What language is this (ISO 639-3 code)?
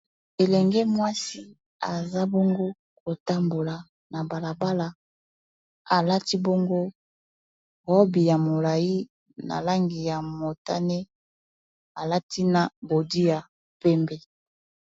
lin